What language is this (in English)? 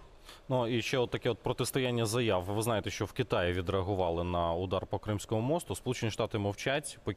Ukrainian